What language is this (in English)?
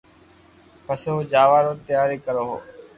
Loarki